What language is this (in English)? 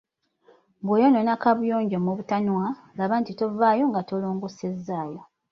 Ganda